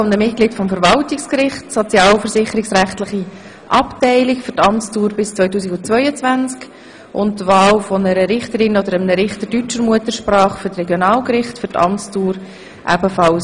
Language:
Swiss German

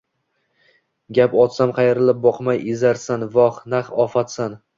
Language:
Uzbek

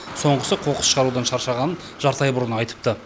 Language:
Kazakh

